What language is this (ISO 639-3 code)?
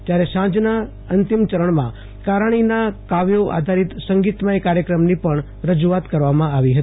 guj